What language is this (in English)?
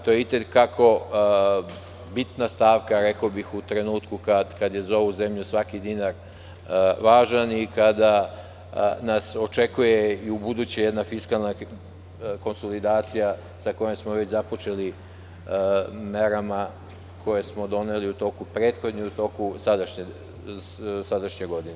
Serbian